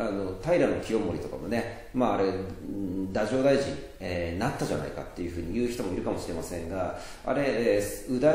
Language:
Japanese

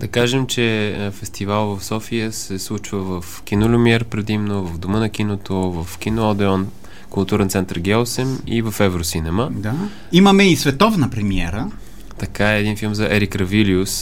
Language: Bulgarian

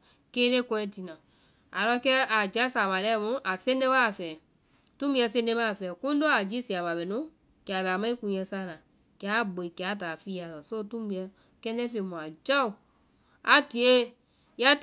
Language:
Vai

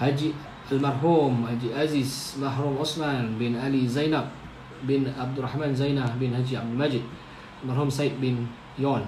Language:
Malay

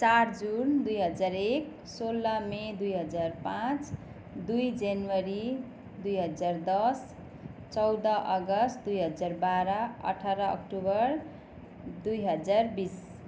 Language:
Nepali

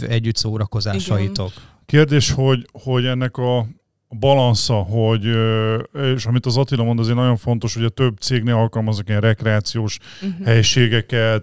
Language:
Hungarian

